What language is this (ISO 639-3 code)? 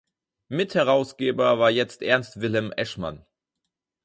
deu